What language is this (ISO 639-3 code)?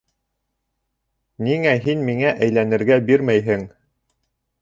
bak